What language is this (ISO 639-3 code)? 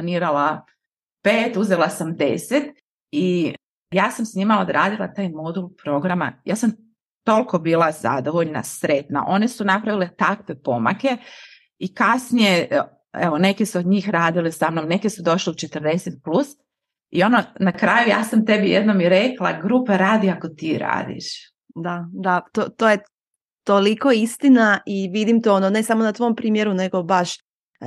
hrv